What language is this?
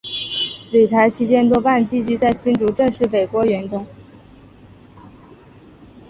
Chinese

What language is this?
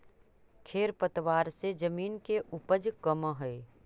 Magahi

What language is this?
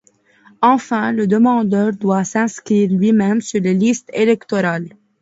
French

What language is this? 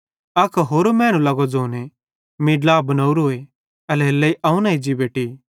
Bhadrawahi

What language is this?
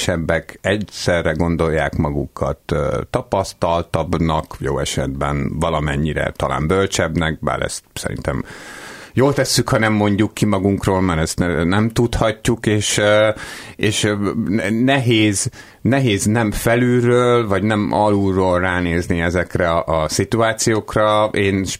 Hungarian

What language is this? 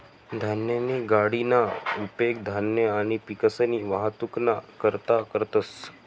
Marathi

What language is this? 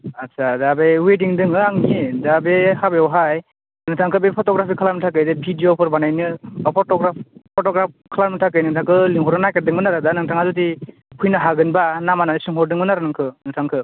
Bodo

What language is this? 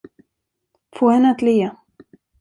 Swedish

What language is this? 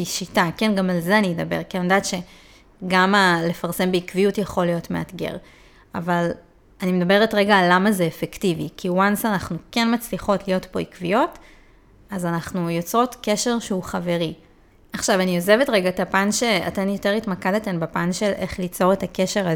Hebrew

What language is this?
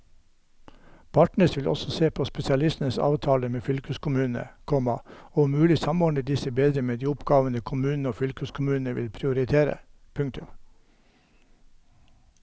Norwegian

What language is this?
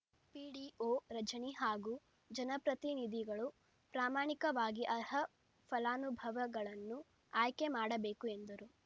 Kannada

